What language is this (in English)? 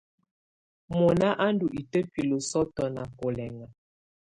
Tunen